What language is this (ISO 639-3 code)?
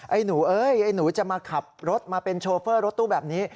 tha